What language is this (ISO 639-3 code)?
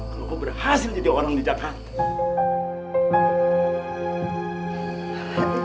ind